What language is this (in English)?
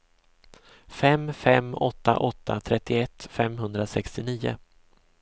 Swedish